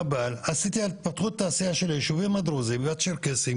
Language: Hebrew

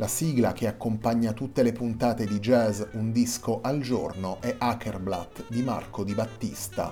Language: Italian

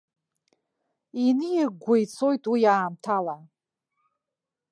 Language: Abkhazian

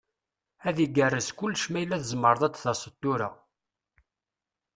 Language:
Kabyle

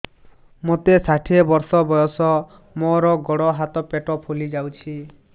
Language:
Odia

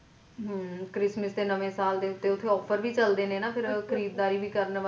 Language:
Punjabi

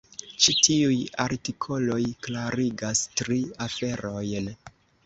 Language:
Esperanto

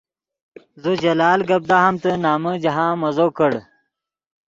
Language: Yidgha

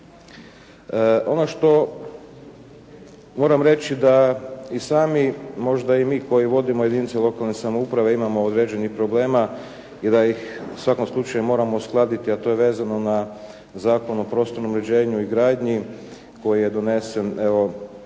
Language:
Croatian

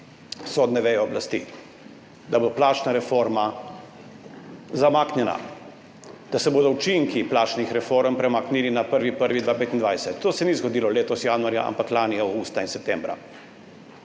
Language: Slovenian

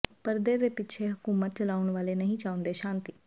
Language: Punjabi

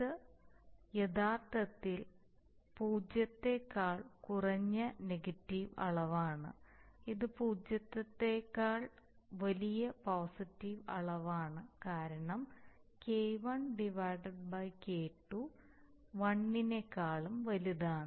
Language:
Malayalam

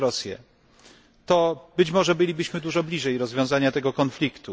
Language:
Polish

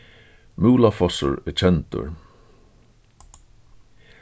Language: Faroese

